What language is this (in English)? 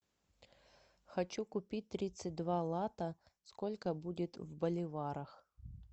Russian